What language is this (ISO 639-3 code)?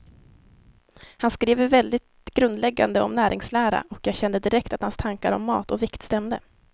swe